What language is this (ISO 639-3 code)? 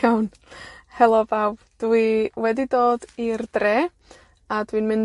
cym